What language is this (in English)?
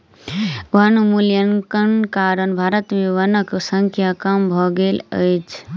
Maithili